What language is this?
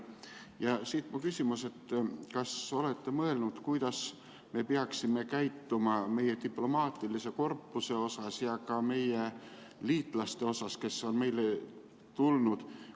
Estonian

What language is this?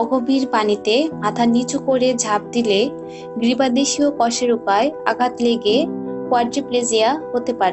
Hindi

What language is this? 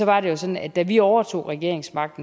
Danish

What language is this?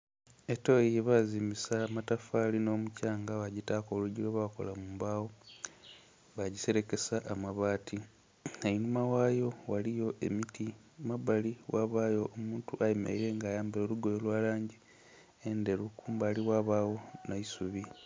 Soga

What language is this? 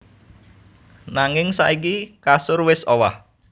Javanese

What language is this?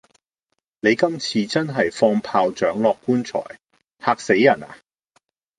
Cantonese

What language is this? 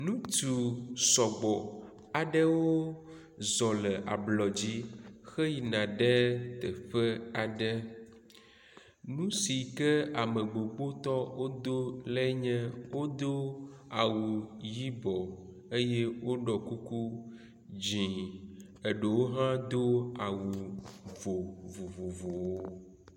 Ewe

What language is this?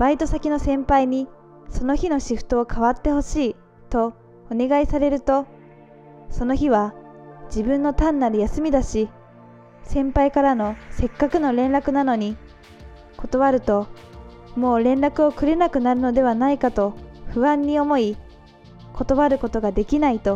Japanese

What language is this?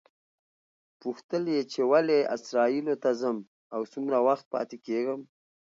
Pashto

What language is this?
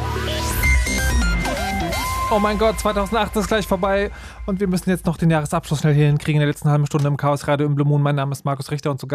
German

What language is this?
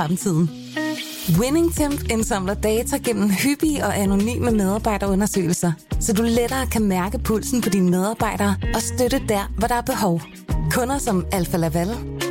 Danish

